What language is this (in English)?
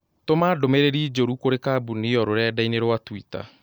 Kikuyu